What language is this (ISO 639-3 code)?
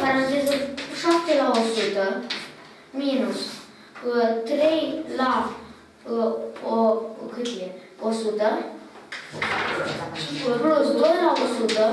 ron